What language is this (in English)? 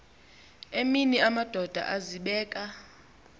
Xhosa